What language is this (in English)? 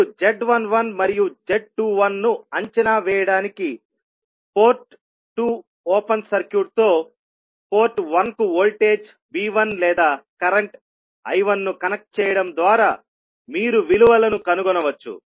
Telugu